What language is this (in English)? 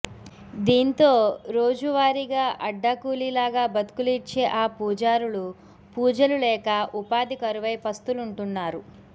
Telugu